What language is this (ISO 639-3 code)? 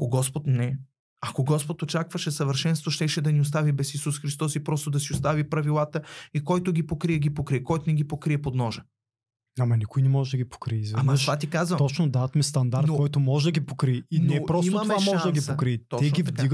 bul